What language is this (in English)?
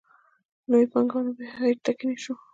Pashto